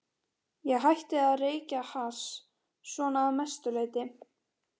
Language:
Icelandic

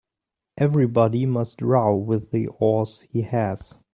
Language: English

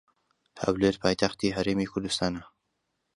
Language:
Central Kurdish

